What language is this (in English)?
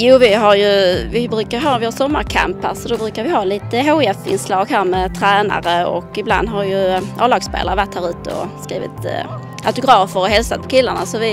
Swedish